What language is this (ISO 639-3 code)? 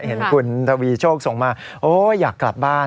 tha